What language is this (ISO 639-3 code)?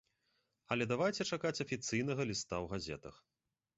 bel